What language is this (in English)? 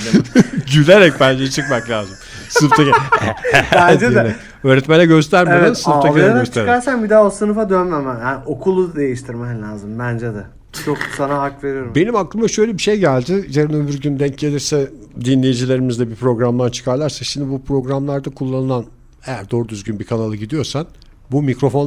Turkish